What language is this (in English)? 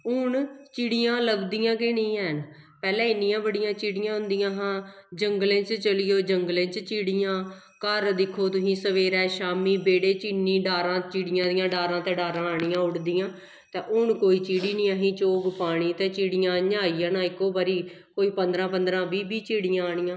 Dogri